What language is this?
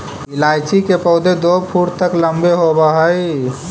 Magahi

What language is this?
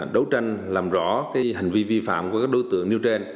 Vietnamese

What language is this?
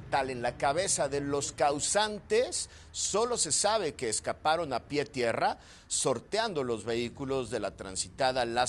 Spanish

